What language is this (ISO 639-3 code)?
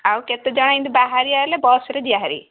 ori